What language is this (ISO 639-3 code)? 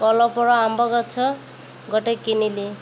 ori